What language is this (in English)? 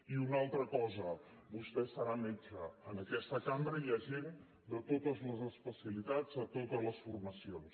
Catalan